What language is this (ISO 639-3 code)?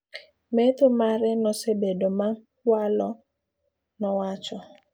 luo